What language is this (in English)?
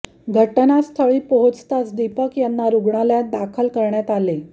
Marathi